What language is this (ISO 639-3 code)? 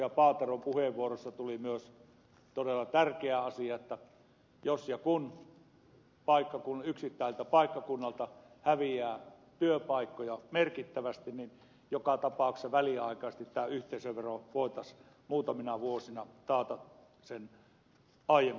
fin